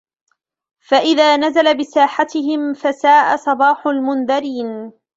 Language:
Arabic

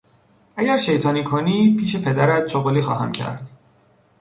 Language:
Persian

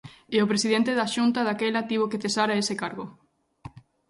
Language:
Galician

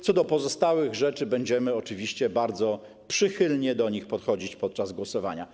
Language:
Polish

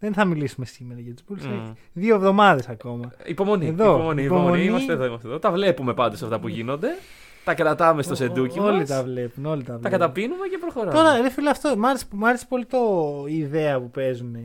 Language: Greek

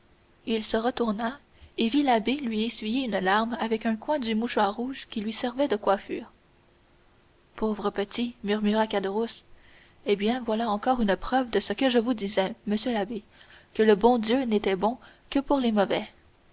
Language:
French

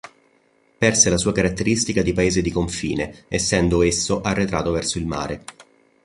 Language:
Italian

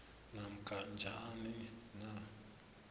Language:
South Ndebele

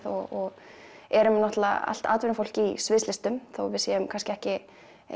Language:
Icelandic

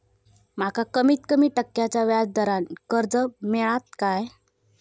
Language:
Marathi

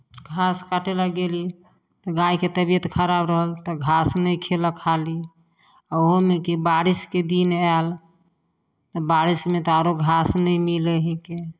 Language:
Maithili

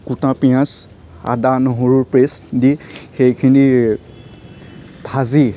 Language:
Assamese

